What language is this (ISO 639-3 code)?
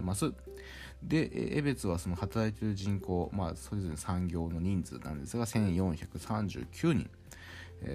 jpn